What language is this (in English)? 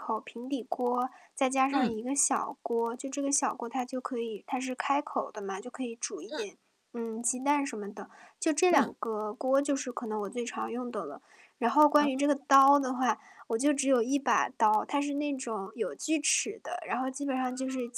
Chinese